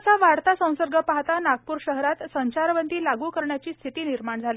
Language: Marathi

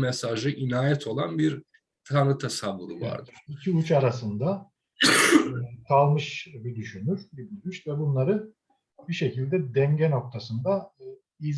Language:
Turkish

